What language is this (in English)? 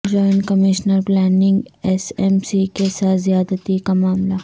Urdu